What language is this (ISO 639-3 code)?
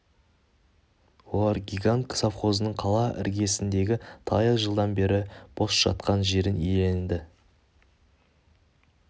kaz